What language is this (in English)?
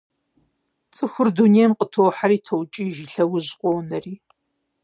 Kabardian